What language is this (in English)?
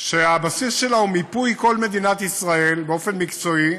Hebrew